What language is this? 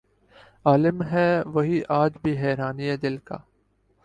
Urdu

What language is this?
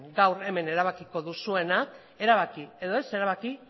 Basque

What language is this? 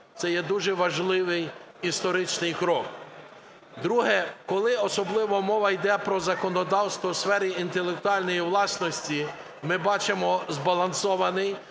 Ukrainian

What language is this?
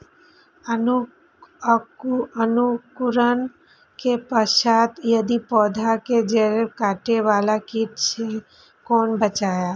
Maithili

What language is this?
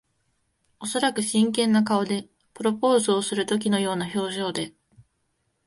Japanese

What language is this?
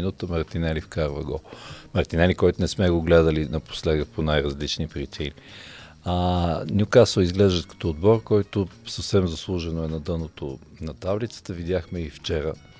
Bulgarian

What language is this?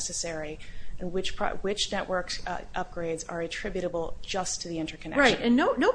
English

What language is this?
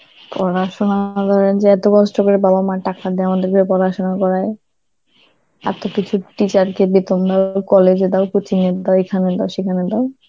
Bangla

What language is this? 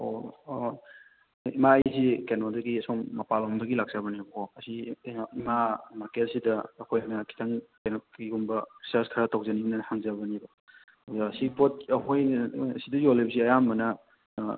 Manipuri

